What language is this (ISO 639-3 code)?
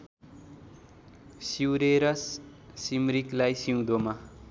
nep